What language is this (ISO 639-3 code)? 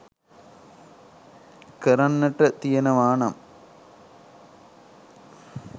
sin